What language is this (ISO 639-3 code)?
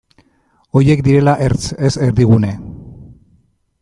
eus